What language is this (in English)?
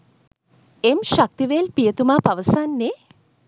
Sinhala